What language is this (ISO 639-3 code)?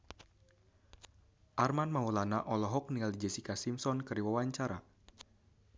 sun